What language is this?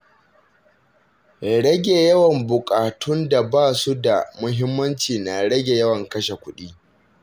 Hausa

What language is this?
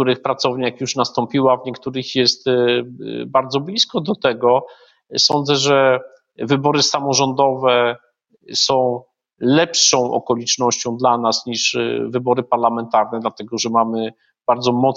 Polish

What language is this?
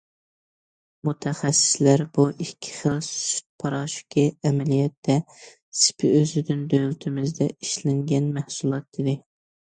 Uyghur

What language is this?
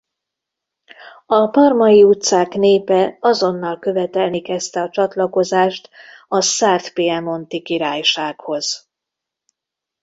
Hungarian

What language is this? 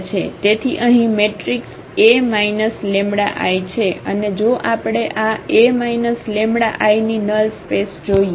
Gujarati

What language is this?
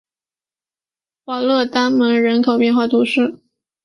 Chinese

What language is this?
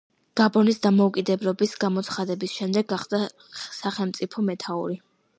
Georgian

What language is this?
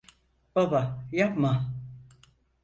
Turkish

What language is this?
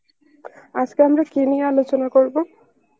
Bangla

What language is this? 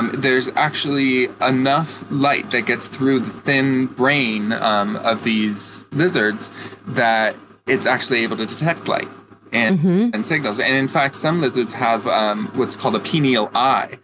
English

